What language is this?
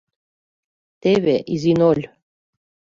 Mari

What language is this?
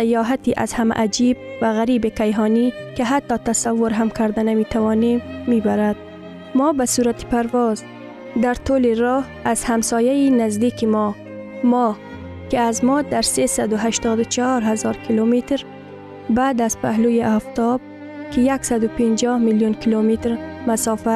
Persian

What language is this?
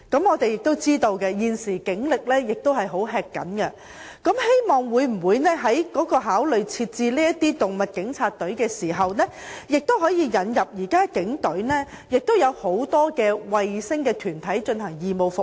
Cantonese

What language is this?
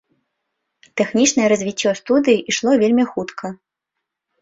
Belarusian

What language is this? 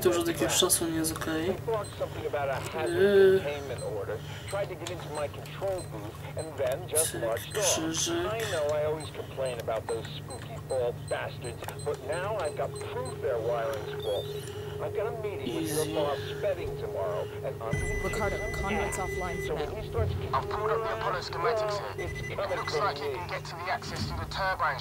Polish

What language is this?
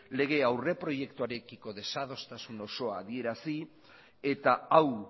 Basque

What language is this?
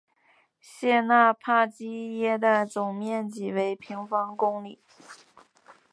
Chinese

